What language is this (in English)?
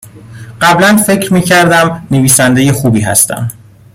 Persian